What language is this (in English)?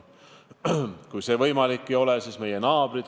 Estonian